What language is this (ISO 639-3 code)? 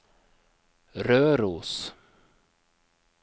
nor